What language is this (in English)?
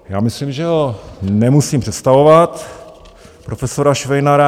Czech